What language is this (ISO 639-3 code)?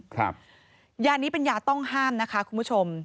tha